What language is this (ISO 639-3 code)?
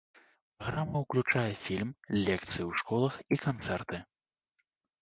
bel